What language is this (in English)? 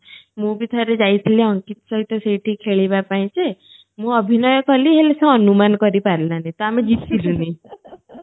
Odia